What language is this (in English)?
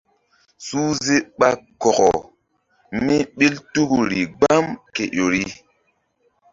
Mbum